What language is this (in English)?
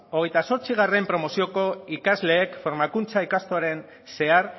Basque